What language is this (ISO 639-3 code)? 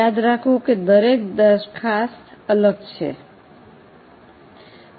guj